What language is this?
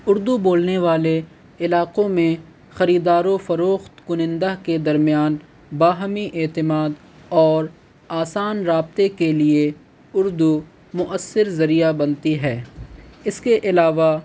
Urdu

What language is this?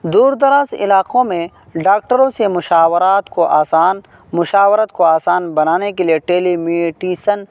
Urdu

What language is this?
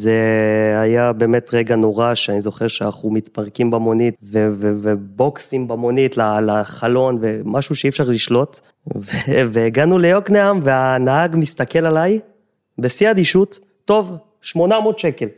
Hebrew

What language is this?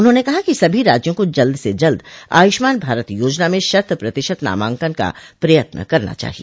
Hindi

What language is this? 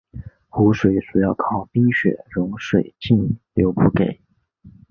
Chinese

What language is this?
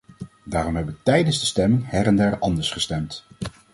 Dutch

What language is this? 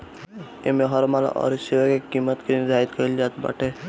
Bhojpuri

